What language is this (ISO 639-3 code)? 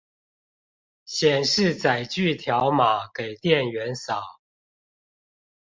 zho